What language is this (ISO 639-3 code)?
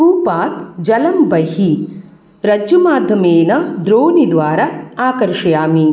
san